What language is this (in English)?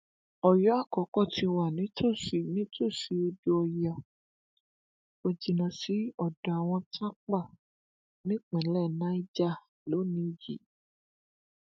Yoruba